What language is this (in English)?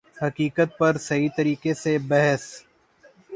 Urdu